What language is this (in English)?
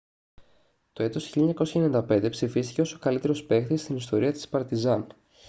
Greek